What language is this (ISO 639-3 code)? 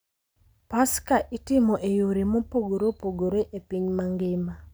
luo